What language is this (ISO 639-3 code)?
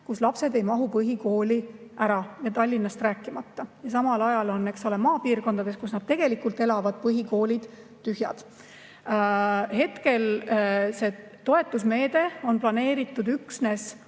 est